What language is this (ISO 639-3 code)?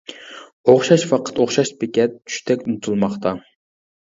uig